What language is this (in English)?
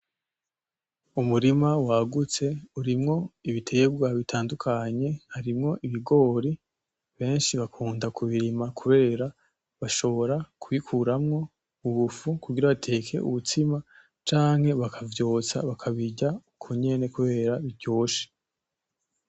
Rundi